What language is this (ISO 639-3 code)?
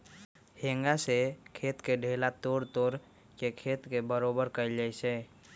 mag